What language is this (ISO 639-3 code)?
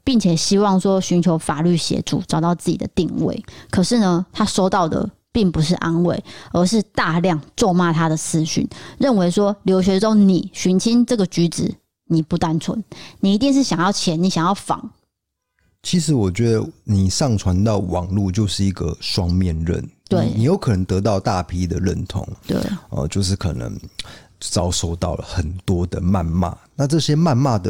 zho